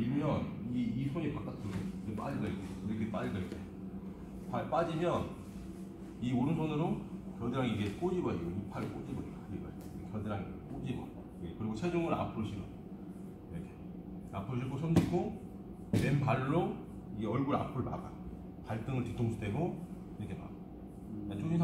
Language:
Korean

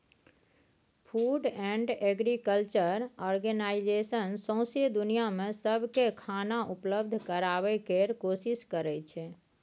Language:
Maithili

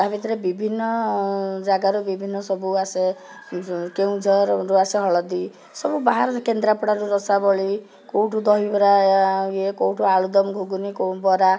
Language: Odia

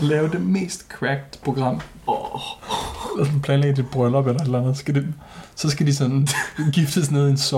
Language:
Danish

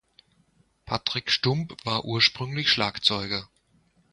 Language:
German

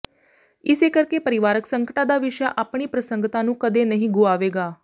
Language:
Punjabi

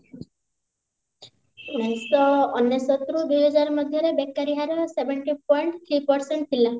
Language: Odia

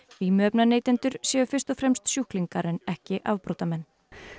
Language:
Icelandic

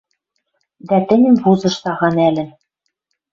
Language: Western Mari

